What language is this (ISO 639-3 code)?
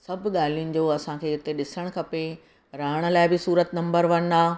snd